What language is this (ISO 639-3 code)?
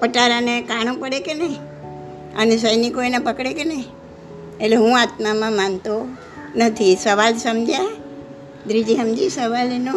guj